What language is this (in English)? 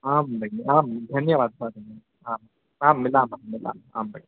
Sanskrit